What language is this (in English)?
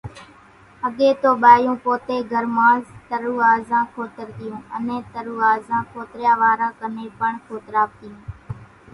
Kachi Koli